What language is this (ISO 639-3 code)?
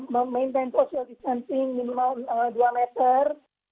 ind